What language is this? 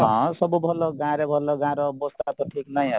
Odia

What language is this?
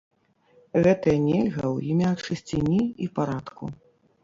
Belarusian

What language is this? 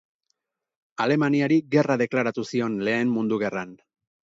Basque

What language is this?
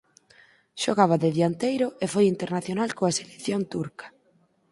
Galician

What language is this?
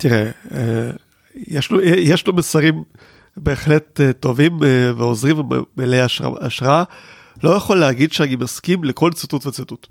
Hebrew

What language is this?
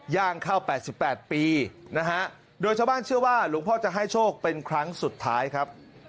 Thai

